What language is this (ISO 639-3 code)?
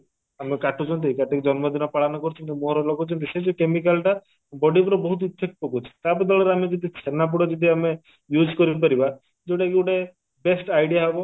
ori